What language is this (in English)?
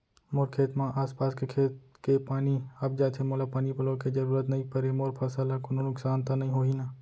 Chhattisgarhi